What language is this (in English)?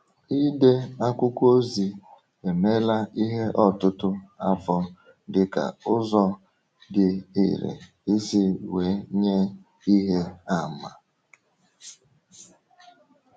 Igbo